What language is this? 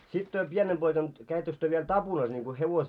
Finnish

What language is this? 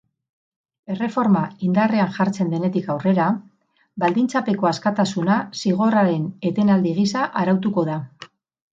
Basque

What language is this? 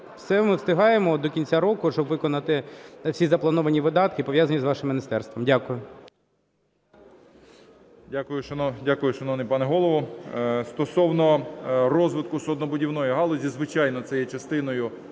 Ukrainian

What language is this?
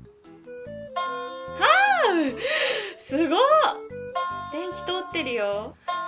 Japanese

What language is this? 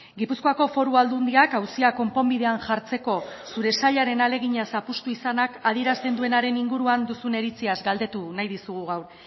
Basque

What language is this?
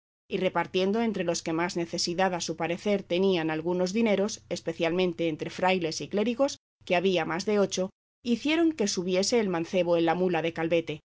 Spanish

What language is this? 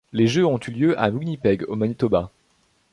French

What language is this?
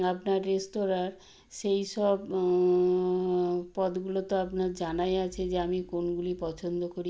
Bangla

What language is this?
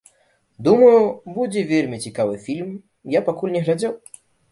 Belarusian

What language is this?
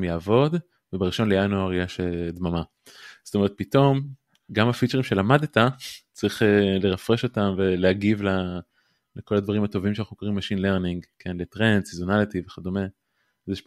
Hebrew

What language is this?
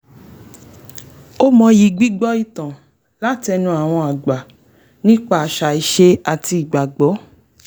Yoruba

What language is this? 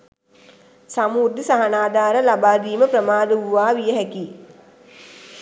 Sinhala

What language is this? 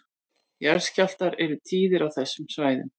Icelandic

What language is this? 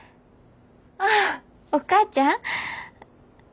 Japanese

